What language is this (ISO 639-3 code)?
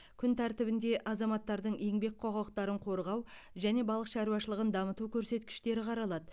kaz